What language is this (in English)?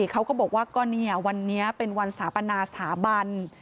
Thai